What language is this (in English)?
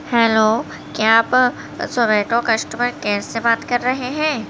Urdu